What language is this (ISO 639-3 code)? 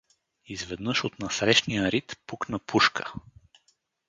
bul